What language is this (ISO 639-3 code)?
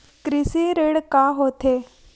hne